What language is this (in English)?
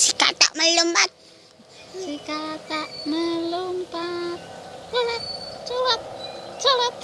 Indonesian